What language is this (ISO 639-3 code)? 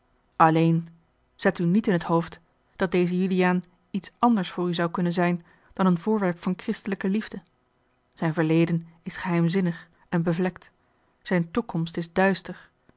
nld